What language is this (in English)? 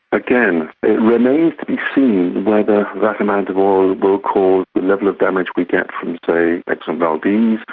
English